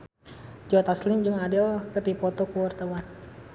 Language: Sundanese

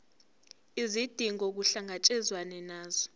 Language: Zulu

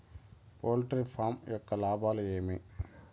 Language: Telugu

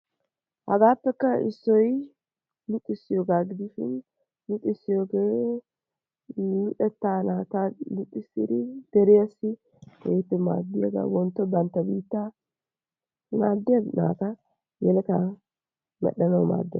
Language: Wolaytta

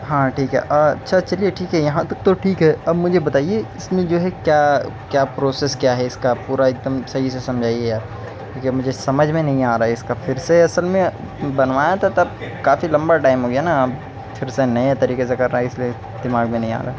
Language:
Urdu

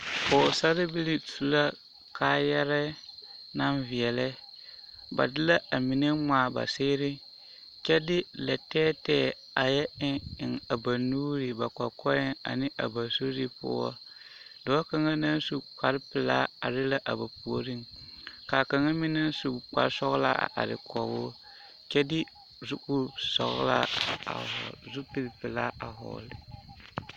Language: Southern Dagaare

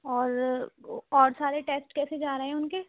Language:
Urdu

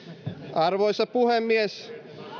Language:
Finnish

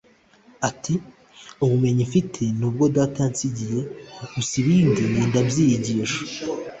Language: Kinyarwanda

